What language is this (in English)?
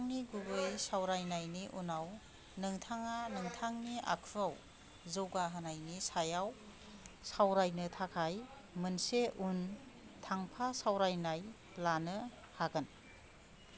Bodo